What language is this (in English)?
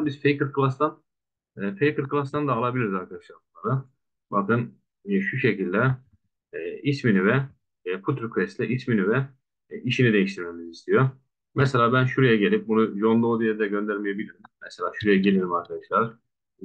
Turkish